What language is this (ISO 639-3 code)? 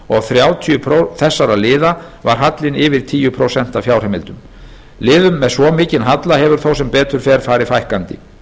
isl